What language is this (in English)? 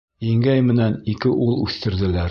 Bashkir